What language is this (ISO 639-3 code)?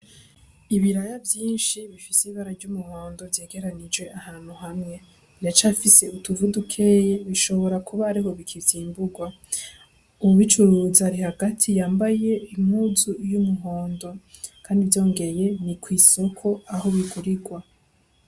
run